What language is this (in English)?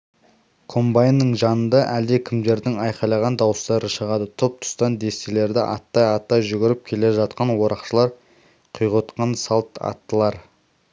Kazakh